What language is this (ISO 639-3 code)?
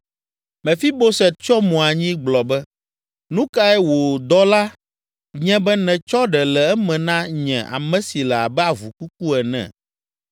ewe